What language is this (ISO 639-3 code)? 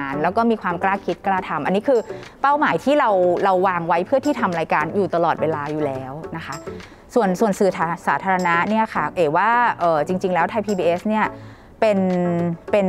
tha